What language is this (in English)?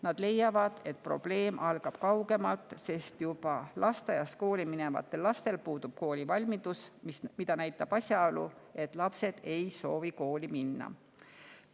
Estonian